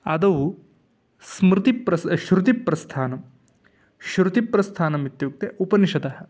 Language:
Sanskrit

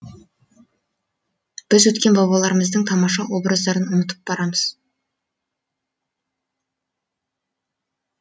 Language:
Kazakh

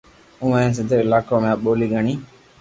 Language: Loarki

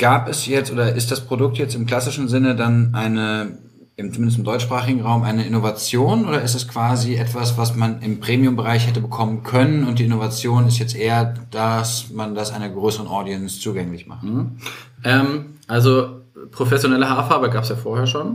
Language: German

